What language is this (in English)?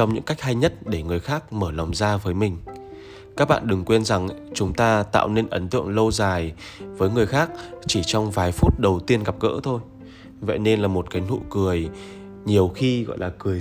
Vietnamese